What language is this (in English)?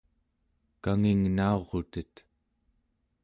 Central Yupik